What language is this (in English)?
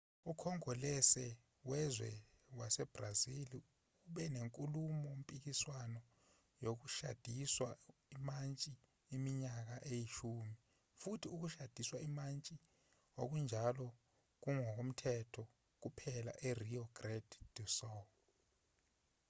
Zulu